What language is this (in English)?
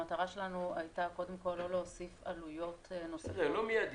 Hebrew